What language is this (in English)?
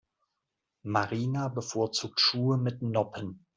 German